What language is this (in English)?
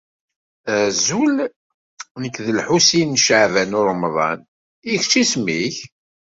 Kabyle